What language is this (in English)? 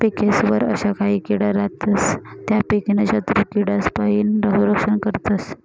Marathi